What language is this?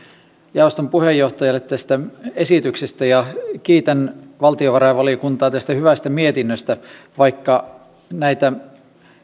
Finnish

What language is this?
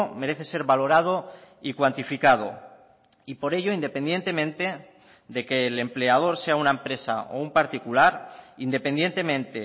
Spanish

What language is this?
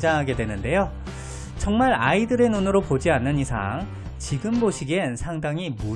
Korean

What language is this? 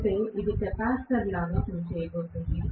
Telugu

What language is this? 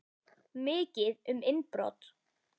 Icelandic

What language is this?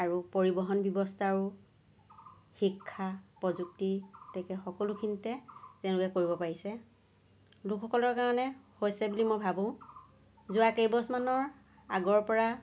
Assamese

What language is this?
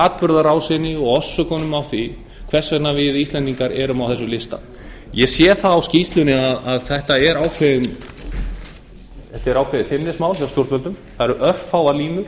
Icelandic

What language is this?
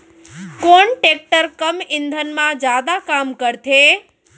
Chhattisgarhi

